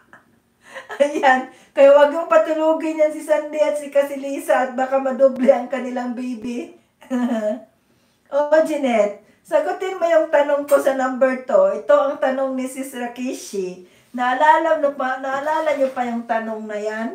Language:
Filipino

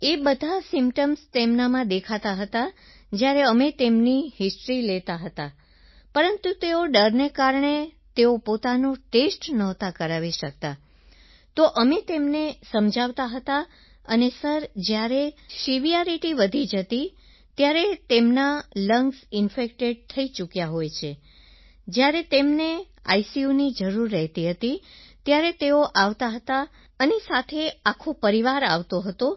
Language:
Gujarati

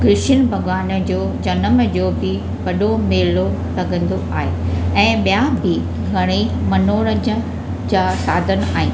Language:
Sindhi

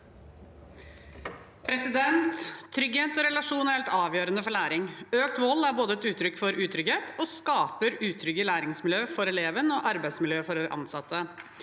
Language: Norwegian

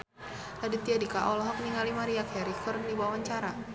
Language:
Sundanese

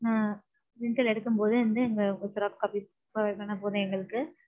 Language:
Tamil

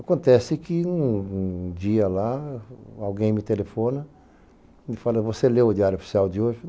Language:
Portuguese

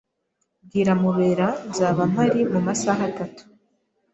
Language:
Kinyarwanda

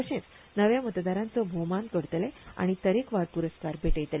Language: Konkani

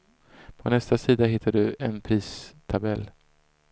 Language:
Swedish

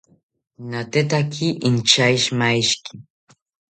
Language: South Ucayali Ashéninka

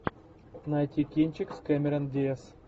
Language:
Russian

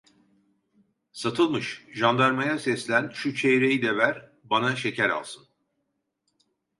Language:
Turkish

